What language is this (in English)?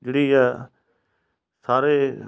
Punjabi